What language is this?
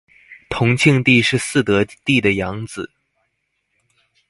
Chinese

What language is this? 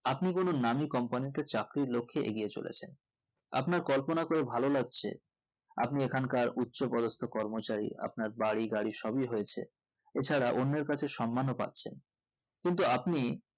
Bangla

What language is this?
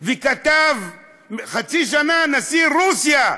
Hebrew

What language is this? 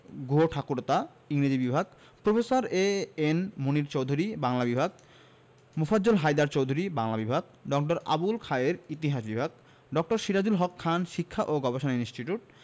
Bangla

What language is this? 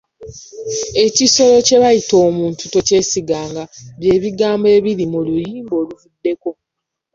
Ganda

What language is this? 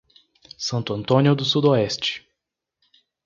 Portuguese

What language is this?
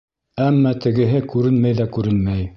Bashkir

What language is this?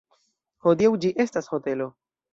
Esperanto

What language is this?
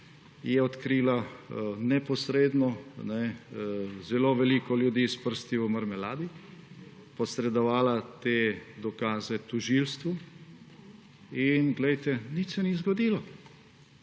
Slovenian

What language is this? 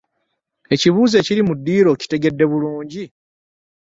Ganda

